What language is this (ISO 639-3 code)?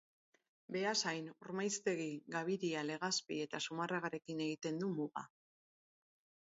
eus